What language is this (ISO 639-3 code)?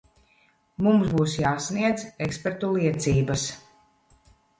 lav